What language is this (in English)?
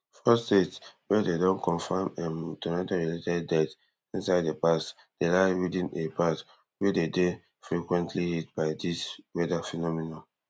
Nigerian Pidgin